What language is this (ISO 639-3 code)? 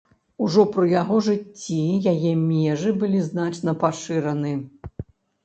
bel